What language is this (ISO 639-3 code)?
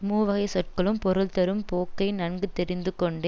tam